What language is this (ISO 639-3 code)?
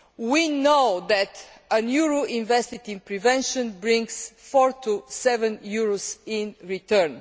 eng